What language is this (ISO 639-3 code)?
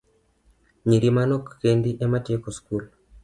luo